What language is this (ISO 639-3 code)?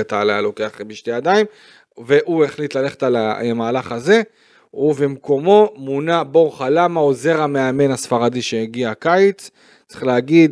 heb